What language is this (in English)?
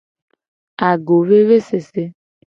Gen